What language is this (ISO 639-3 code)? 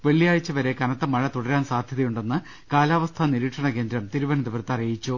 mal